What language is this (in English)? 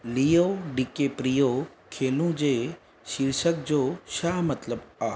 Sindhi